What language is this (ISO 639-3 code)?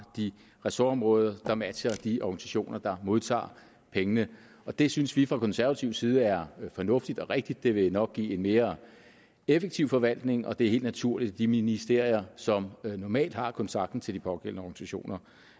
dan